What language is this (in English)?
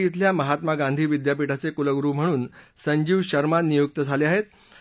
Marathi